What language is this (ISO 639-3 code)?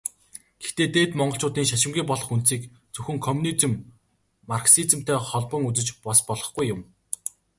mon